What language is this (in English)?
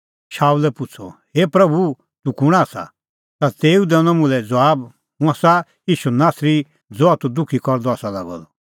Kullu Pahari